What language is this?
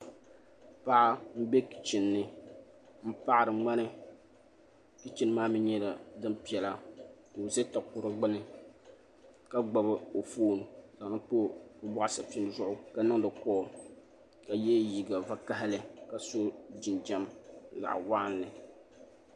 Dagbani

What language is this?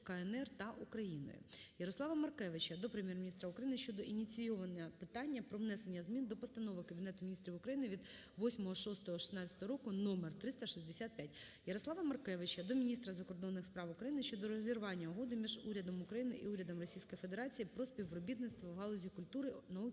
Ukrainian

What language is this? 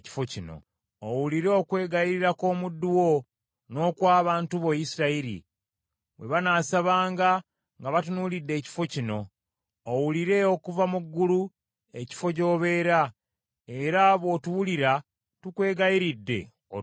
Ganda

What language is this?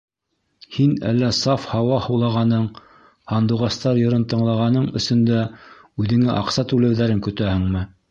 Bashkir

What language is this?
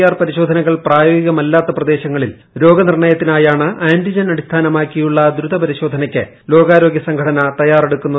Malayalam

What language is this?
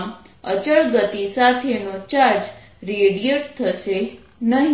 Gujarati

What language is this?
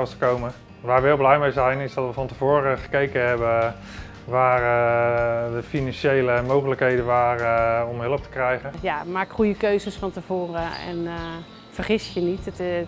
Dutch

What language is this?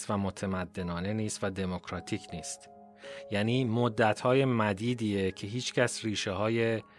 Persian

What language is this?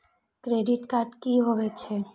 Maithili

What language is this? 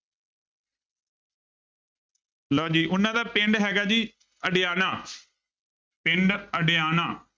Punjabi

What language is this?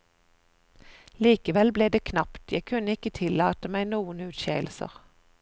Norwegian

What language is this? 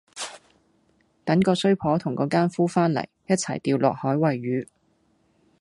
Cantonese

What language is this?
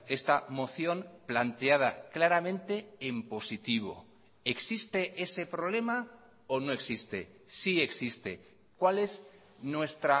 Spanish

